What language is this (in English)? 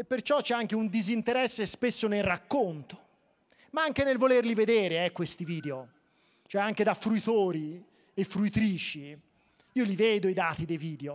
Italian